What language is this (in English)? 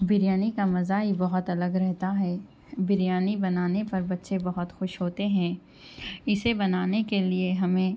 Urdu